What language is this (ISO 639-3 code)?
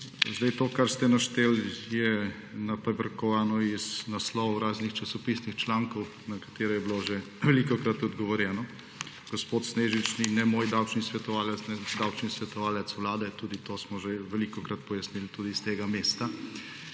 slv